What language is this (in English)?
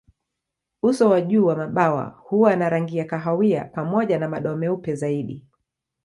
Swahili